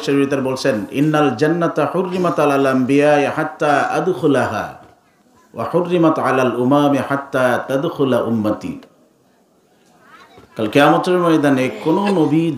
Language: Bangla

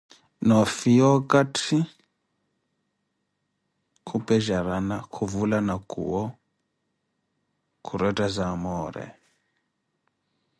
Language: Koti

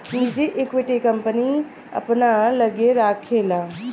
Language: Bhojpuri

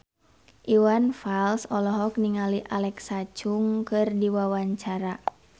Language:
Sundanese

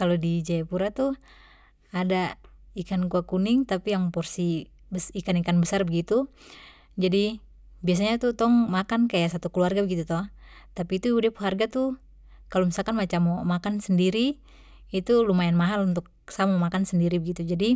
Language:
Papuan Malay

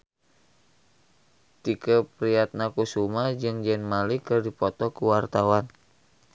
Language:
Sundanese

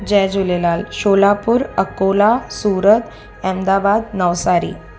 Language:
Sindhi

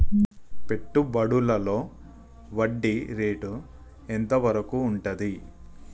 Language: Telugu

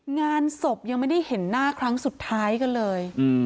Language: Thai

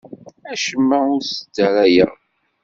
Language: Kabyle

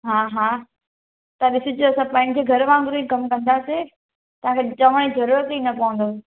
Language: Sindhi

